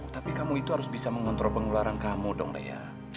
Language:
Indonesian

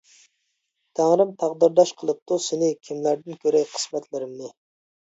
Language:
Uyghur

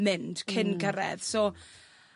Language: Welsh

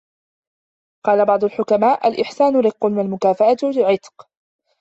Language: Arabic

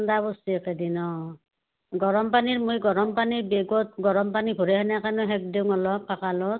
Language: Assamese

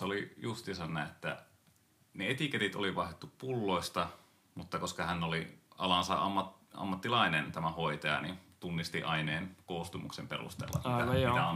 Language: Finnish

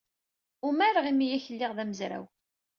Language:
Kabyle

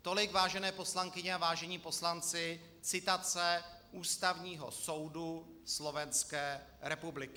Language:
Czech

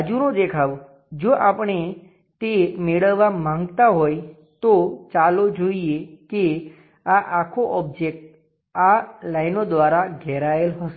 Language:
Gujarati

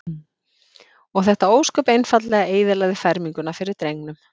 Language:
Icelandic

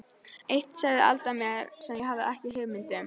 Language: Icelandic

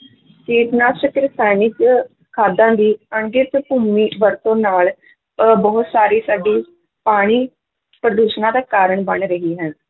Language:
Punjabi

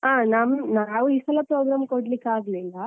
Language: Kannada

